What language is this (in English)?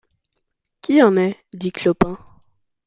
French